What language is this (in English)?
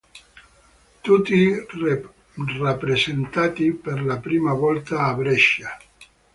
Italian